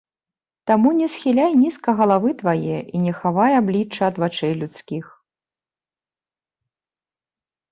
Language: Belarusian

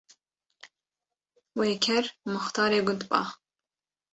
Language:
Kurdish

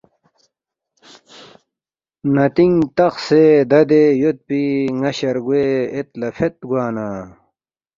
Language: Balti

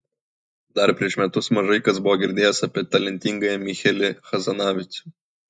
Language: Lithuanian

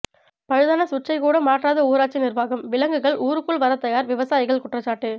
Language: Tamil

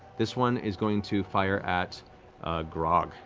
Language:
English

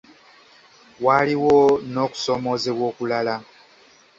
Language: Ganda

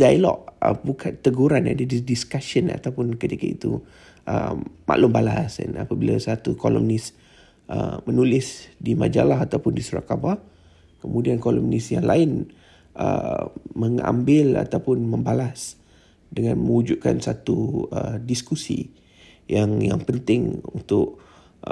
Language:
Malay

